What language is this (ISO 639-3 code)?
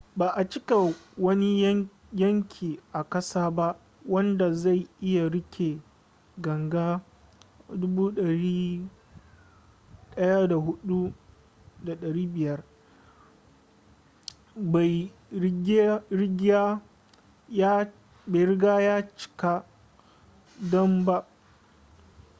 hau